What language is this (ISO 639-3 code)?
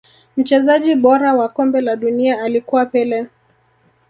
swa